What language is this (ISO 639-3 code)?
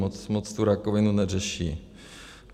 ces